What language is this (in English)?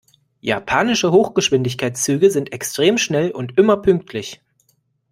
German